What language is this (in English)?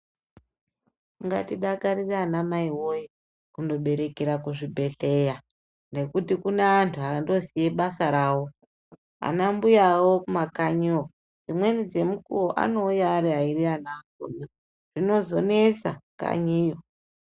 Ndau